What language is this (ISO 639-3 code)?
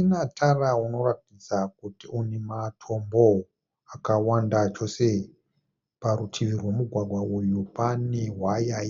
sna